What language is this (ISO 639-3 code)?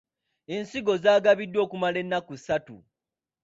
lug